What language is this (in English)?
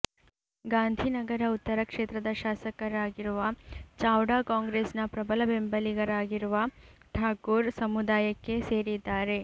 Kannada